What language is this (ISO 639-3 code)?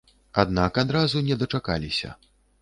bel